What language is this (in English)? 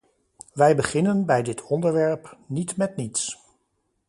Dutch